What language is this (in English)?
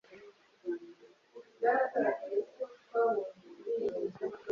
Kinyarwanda